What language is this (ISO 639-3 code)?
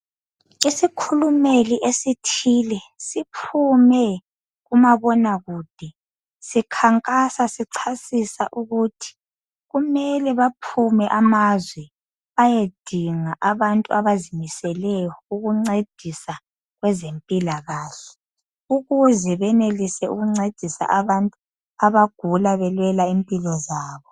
nde